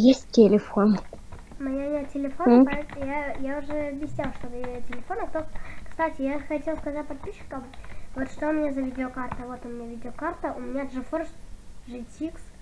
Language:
Russian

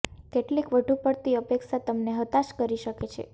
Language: Gujarati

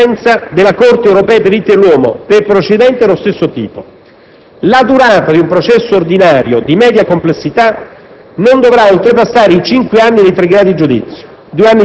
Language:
Italian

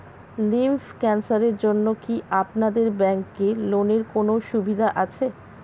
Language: Bangla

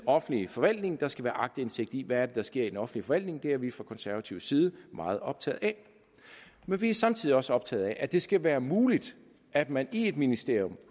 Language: Danish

